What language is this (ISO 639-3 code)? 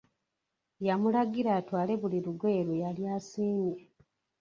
lug